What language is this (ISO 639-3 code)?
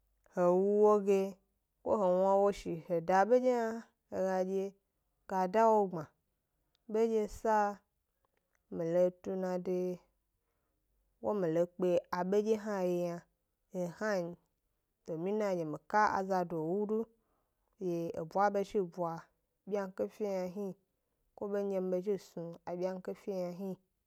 gby